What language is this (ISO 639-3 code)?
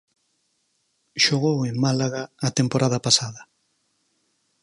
glg